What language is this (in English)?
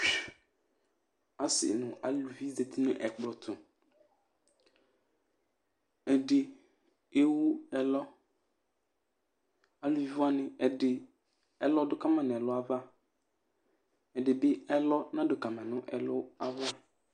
Ikposo